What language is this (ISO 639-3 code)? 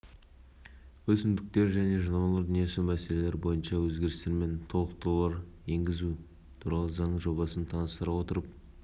kaz